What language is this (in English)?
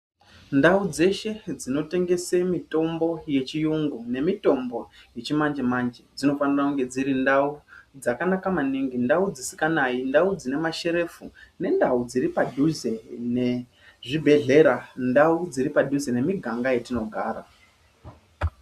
Ndau